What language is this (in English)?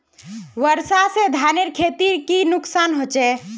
Magahi